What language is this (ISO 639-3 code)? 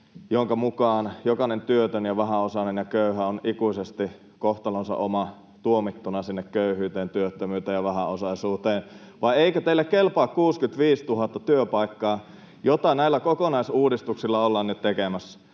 fin